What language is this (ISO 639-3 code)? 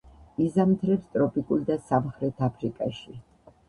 kat